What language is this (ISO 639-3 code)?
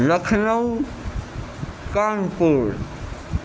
urd